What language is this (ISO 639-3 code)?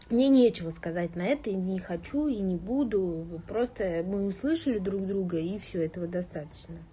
rus